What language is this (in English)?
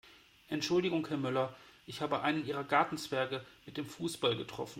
German